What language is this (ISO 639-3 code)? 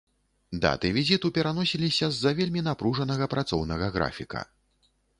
bel